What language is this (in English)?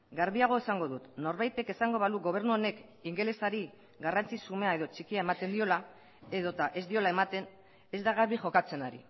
Basque